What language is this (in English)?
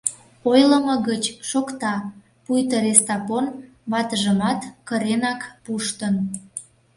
Mari